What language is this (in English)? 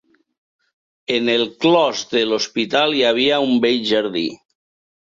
Catalan